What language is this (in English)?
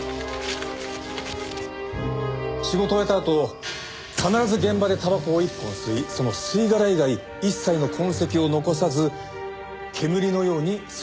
Japanese